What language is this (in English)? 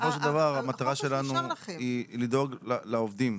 Hebrew